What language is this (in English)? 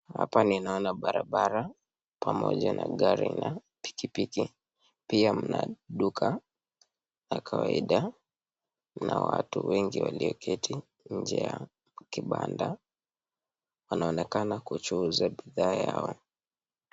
Swahili